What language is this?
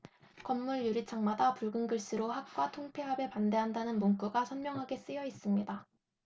Korean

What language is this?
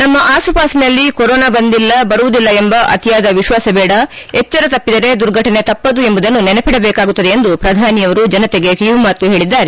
Kannada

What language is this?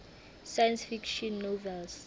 Southern Sotho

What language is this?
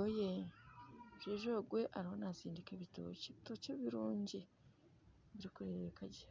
Nyankole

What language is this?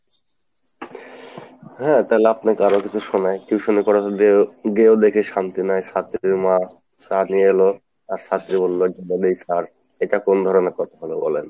Bangla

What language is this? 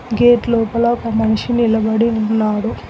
Telugu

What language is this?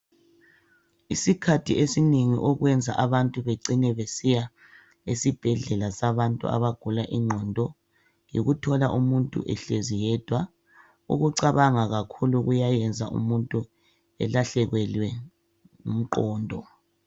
North Ndebele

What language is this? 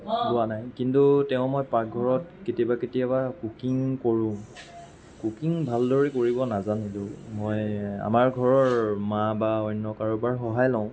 Assamese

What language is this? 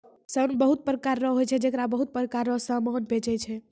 Maithili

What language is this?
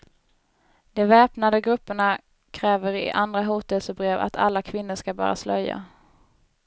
Swedish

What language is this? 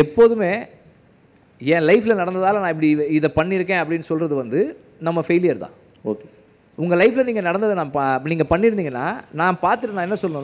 Tamil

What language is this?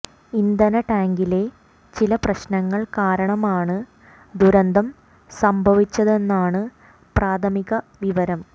Malayalam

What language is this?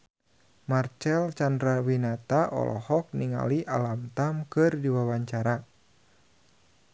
Sundanese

